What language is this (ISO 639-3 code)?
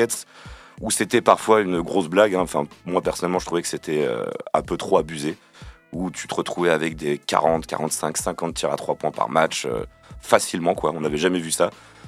fra